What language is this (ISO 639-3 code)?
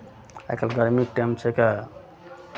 mai